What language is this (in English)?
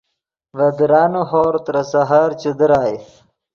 Yidgha